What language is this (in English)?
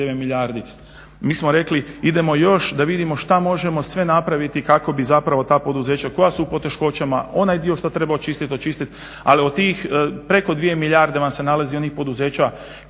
Croatian